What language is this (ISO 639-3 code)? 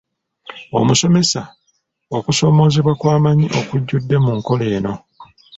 lug